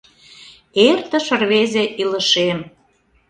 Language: Mari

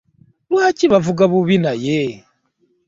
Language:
Ganda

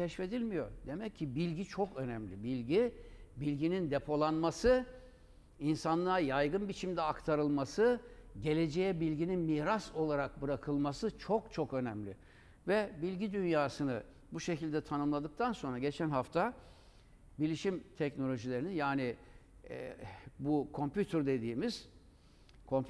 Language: Turkish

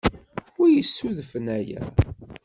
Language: Kabyle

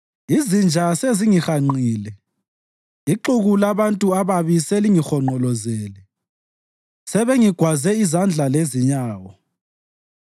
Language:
North Ndebele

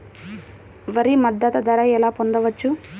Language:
Telugu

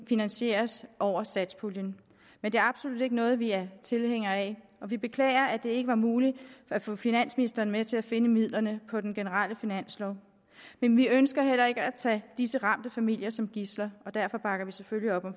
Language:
Danish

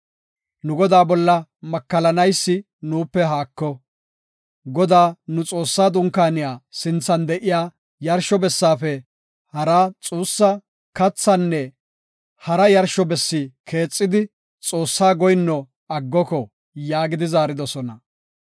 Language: Gofa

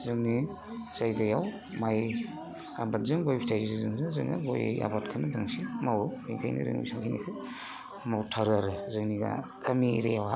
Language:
Bodo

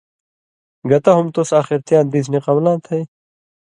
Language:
Indus Kohistani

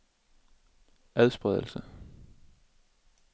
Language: Danish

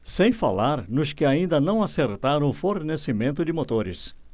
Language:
Portuguese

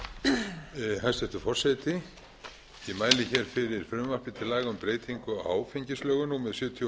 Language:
Icelandic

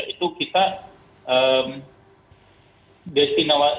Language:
Indonesian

